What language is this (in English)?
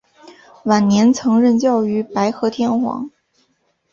Chinese